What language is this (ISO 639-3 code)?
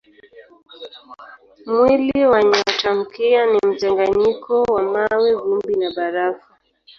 swa